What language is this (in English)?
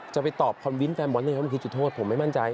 Thai